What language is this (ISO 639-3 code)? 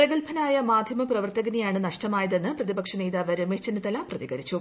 mal